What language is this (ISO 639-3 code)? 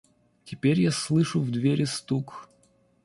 rus